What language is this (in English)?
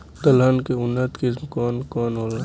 Bhojpuri